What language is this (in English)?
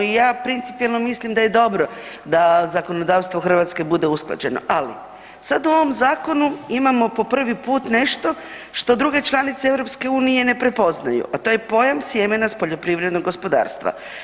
Croatian